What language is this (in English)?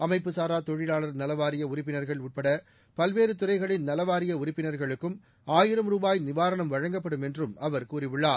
Tamil